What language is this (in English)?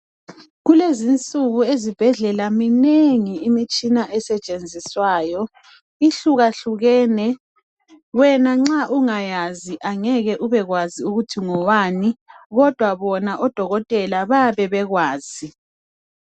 North Ndebele